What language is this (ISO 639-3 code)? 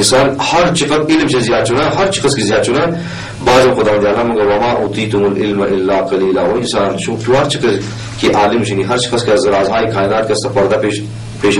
fas